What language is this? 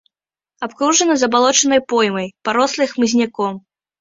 Belarusian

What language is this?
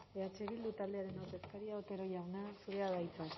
Basque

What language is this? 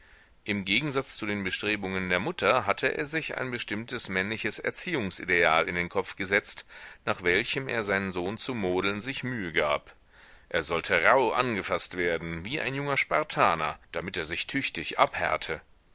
German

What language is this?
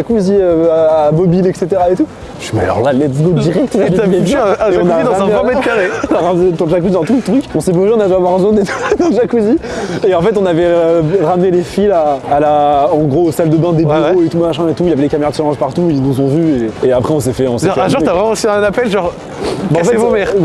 French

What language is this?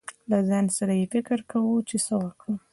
Pashto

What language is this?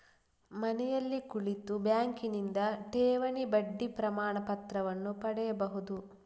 Kannada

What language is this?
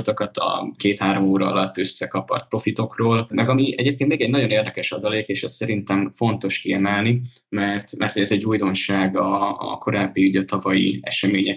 Hungarian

